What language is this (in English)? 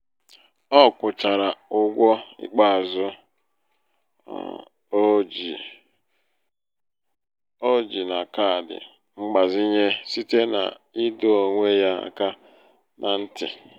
Igbo